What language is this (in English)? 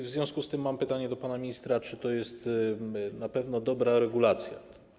Polish